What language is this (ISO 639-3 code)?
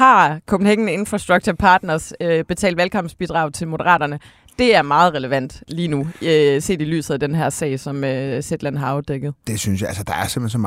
dan